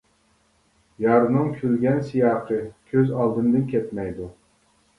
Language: Uyghur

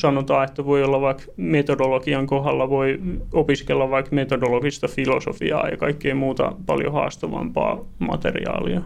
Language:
Finnish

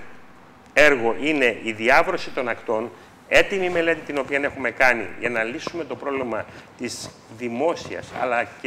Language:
Greek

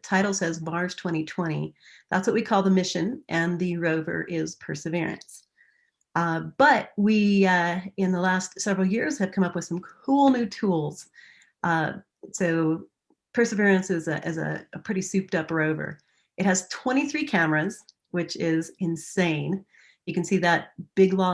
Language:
English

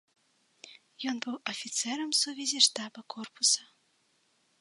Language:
Belarusian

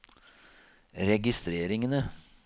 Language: Norwegian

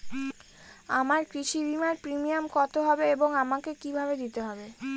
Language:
Bangla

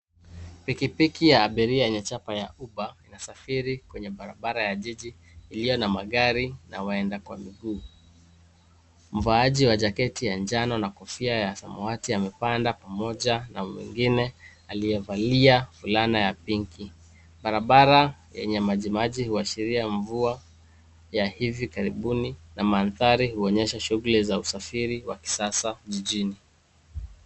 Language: Swahili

